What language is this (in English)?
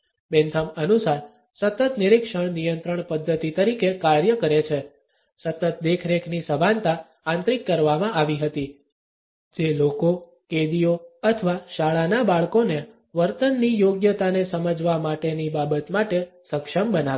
Gujarati